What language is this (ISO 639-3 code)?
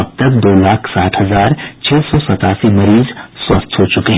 hin